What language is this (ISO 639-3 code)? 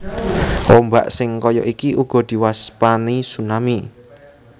jav